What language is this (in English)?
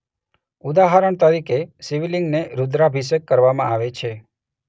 Gujarati